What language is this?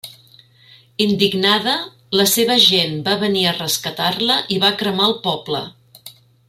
Catalan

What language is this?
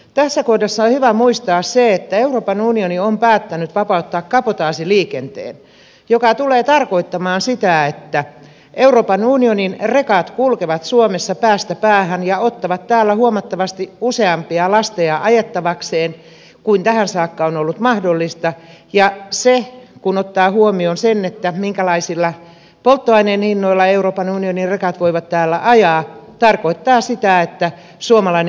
Finnish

